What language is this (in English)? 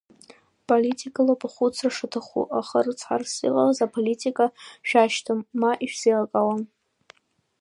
Abkhazian